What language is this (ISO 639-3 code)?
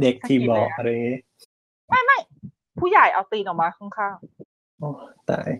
tha